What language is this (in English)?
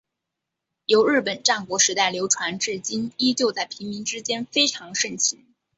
Chinese